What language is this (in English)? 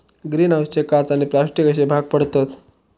Marathi